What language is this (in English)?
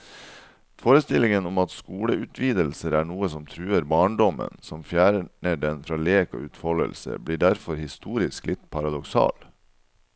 Norwegian